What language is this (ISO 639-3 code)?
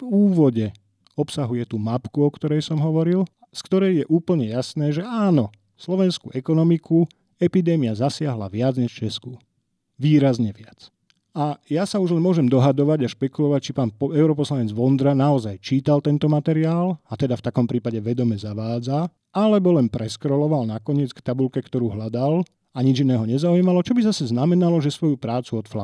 slk